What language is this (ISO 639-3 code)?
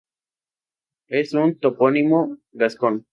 spa